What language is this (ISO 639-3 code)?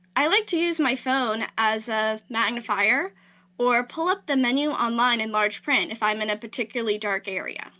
eng